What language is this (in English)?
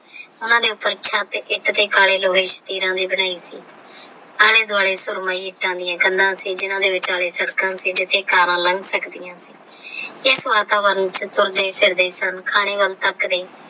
Punjabi